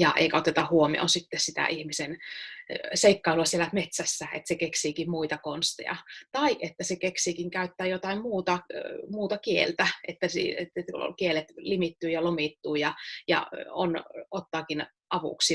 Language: Finnish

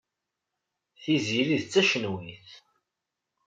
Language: Kabyle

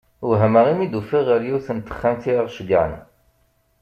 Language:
Kabyle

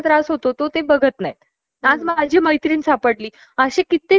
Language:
Marathi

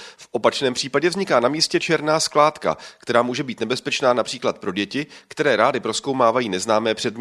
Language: Czech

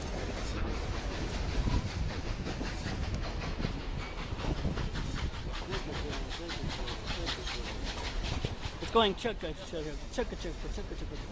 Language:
English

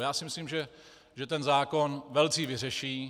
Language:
Czech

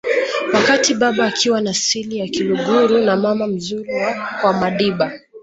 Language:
Swahili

